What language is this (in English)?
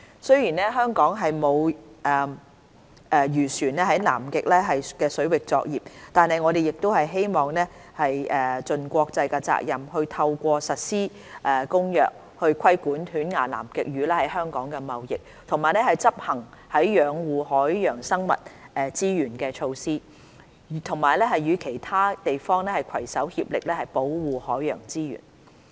Cantonese